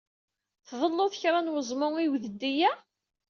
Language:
Kabyle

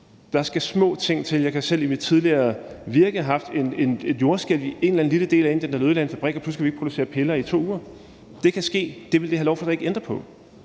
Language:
Danish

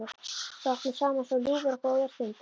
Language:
Icelandic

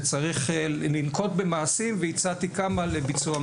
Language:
Hebrew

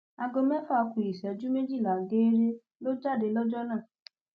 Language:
Yoruba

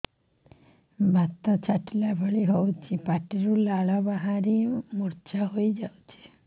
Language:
Odia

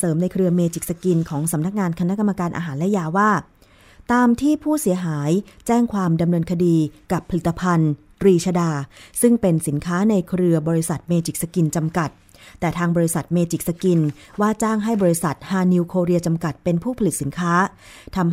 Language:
Thai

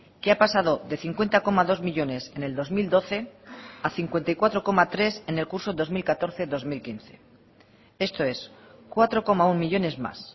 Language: Spanish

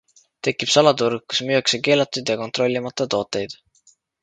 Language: Estonian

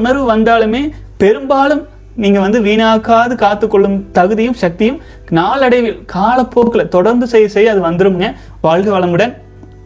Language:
Tamil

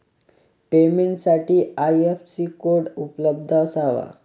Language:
Marathi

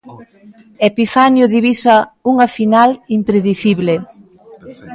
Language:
Galician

